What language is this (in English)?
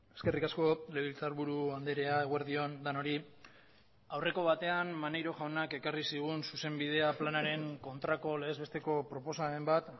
Basque